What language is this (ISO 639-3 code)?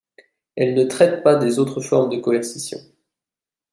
fra